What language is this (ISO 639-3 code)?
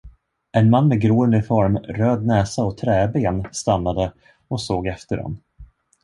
swe